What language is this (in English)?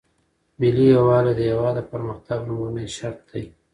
Pashto